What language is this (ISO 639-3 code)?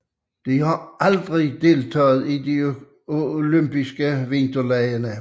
dan